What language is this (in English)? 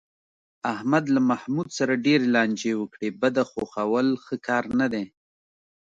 Pashto